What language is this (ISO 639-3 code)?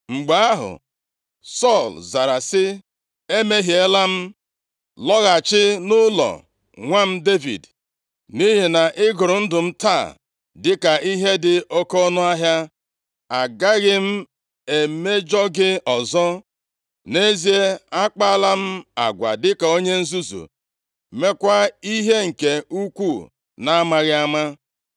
ibo